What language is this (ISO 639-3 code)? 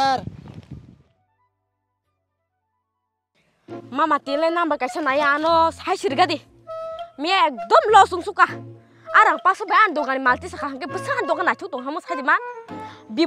tha